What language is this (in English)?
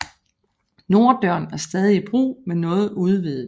Danish